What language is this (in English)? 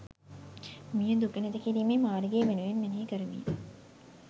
Sinhala